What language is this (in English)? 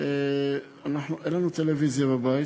Hebrew